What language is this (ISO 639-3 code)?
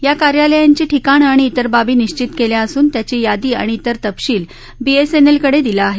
mar